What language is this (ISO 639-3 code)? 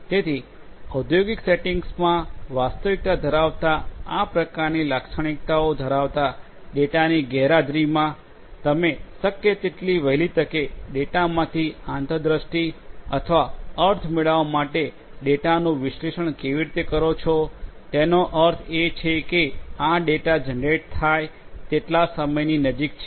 guj